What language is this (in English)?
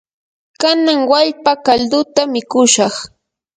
Yanahuanca Pasco Quechua